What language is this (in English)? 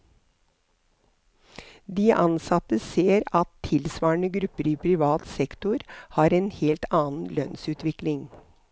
Norwegian